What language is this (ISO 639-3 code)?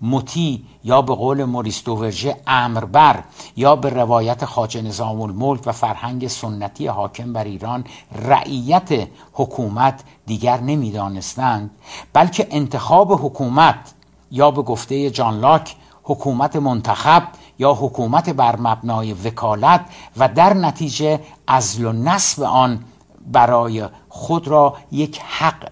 fas